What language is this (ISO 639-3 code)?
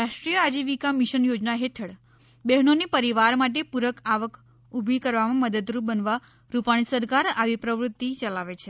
guj